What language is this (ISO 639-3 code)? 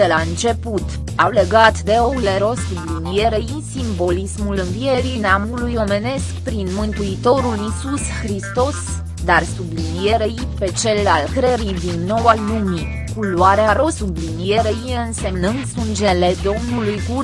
ron